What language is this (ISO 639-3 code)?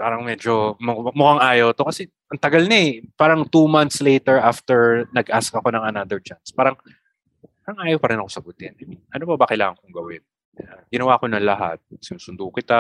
fil